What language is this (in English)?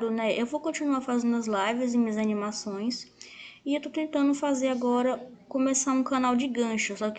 Portuguese